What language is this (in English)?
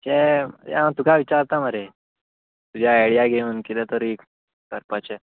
Konkani